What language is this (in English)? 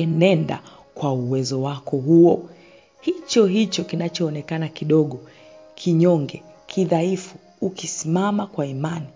Swahili